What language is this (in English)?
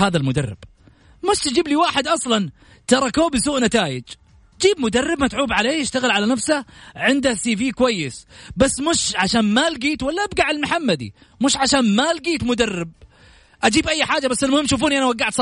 Arabic